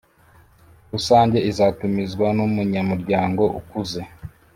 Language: Kinyarwanda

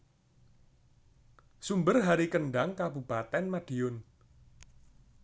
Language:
Javanese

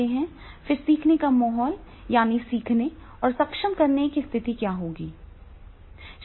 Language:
Hindi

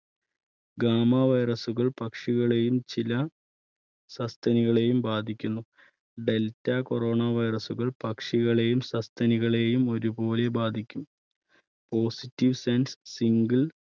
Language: Malayalam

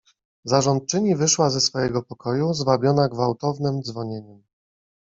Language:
Polish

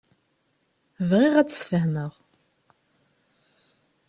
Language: Kabyle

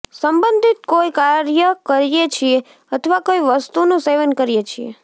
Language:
Gujarati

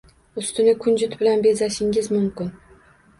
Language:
Uzbek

